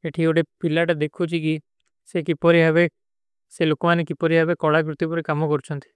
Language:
Kui (India)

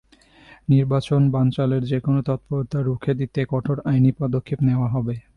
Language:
Bangla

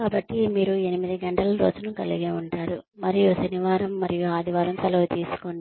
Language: Telugu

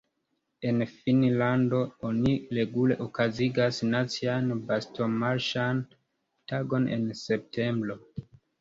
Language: Esperanto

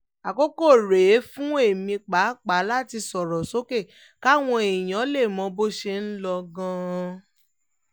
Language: Yoruba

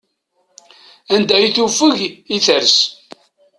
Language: Kabyle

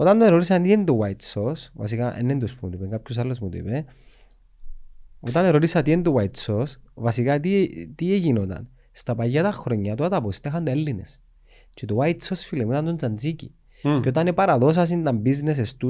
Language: Greek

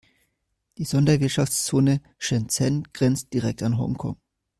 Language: German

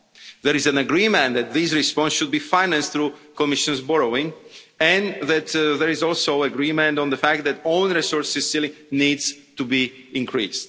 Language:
English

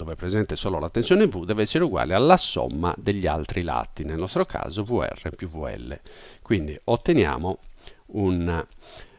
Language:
Italian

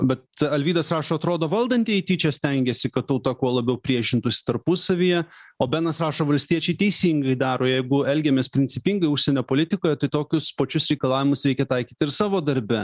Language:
Lithuanian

